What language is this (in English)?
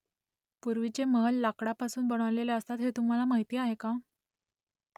Marathi